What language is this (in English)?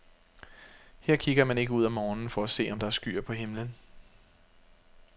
Danish